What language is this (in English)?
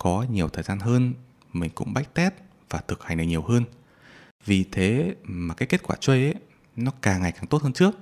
Vietnamese